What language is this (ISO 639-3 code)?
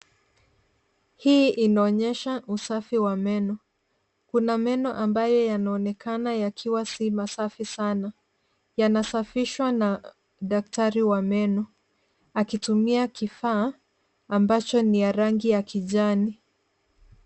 swa